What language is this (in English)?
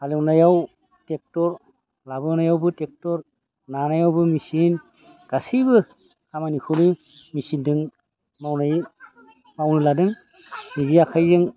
Bodo